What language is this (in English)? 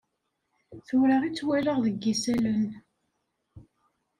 Kabyle